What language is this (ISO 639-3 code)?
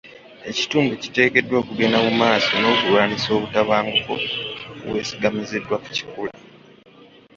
lug